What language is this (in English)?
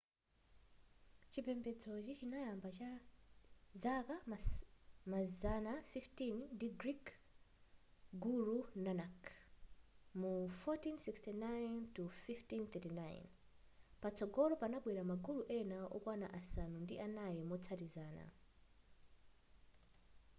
Nyanja